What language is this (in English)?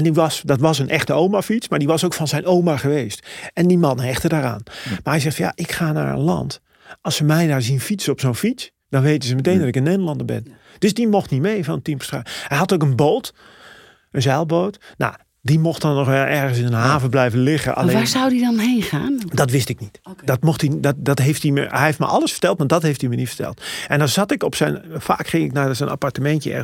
Dutch